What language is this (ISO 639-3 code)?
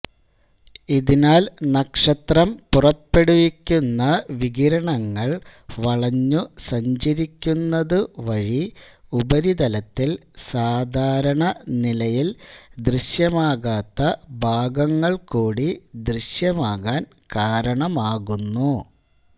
mal